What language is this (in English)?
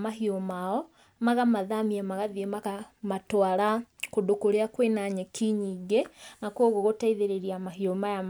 Kikuyu